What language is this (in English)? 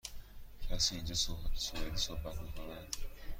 Persian